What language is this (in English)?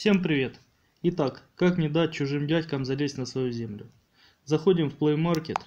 Russian